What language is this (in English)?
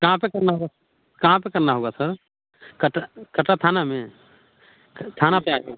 Hindi